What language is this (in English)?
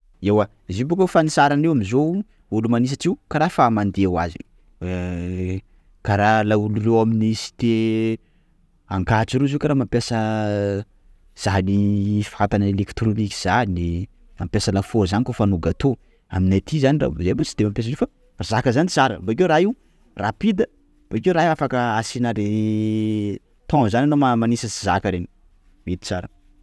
Sakalava Malagasy